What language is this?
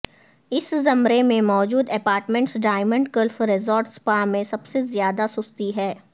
Urdu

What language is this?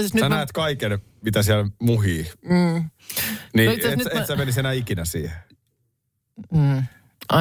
Finnish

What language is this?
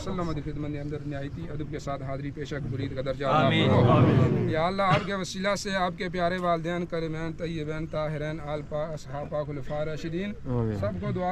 Arabic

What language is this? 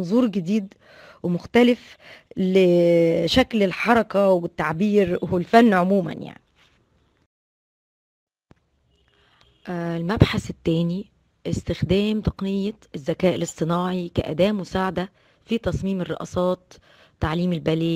Arabic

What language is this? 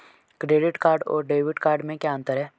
Hindi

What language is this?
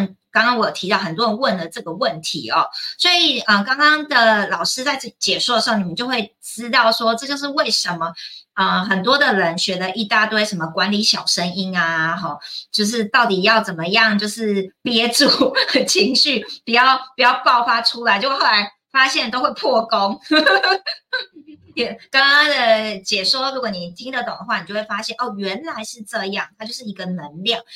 Chinese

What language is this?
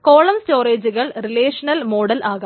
Malayalam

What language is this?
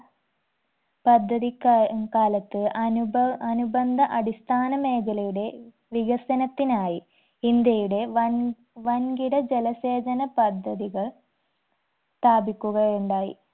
Malayalam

